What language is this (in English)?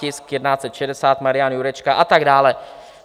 Czech